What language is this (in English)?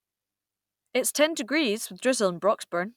English